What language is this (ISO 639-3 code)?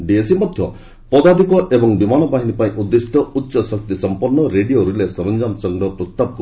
ori